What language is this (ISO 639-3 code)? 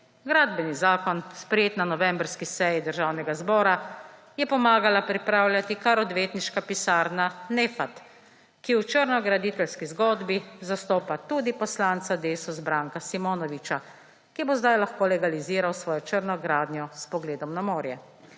slv